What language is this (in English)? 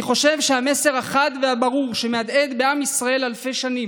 Hebrew